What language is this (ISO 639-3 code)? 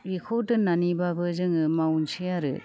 brx